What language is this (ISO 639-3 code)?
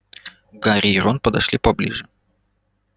rus